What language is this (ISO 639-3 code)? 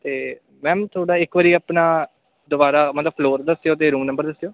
pan